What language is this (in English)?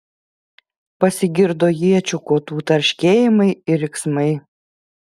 Lithuanian